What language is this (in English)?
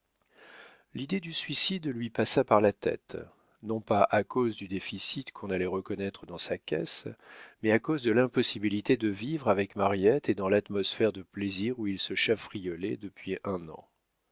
French